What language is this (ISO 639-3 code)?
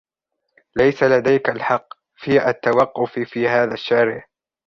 ara